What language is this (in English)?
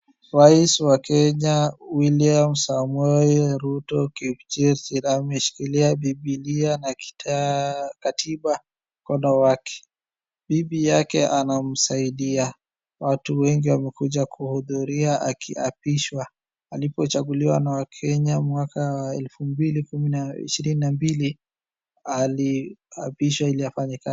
Swahili